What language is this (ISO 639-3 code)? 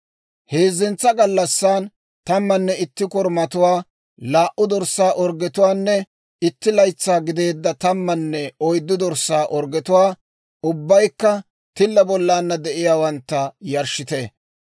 dwr